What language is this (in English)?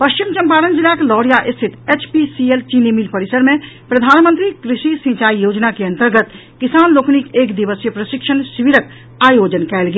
Maithili